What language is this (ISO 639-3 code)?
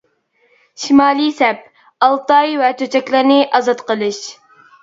uig